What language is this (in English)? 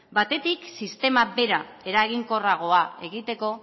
Basque